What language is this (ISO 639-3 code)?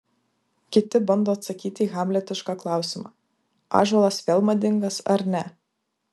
lit